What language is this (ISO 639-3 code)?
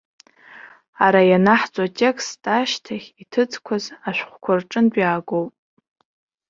abk